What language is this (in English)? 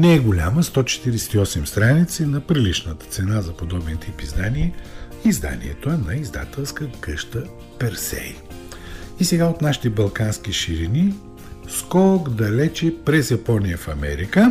Bulgarian